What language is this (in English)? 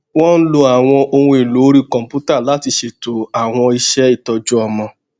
Yoruba